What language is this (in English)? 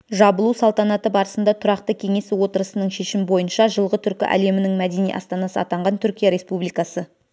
Kazakh